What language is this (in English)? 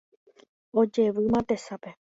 Guarani